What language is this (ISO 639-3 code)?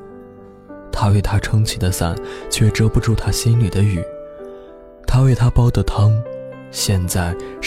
zho